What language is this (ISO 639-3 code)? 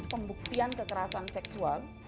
ind